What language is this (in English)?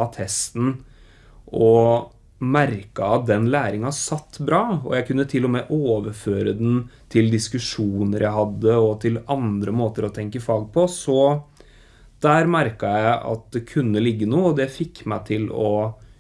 Norwegian